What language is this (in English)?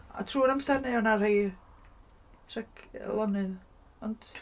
Welsh